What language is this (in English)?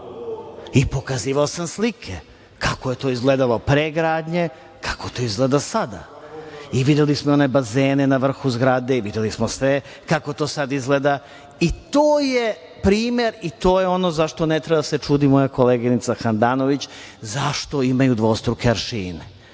Serbian